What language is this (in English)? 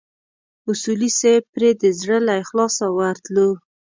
Pashto